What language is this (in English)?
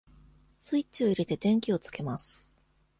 Japanese